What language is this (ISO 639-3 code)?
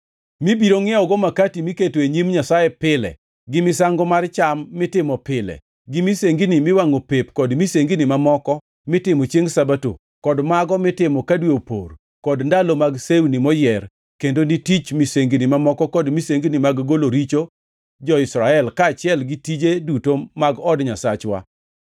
luo